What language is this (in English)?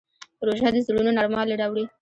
Pashto